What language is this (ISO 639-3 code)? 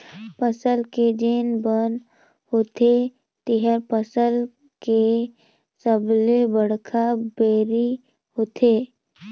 hne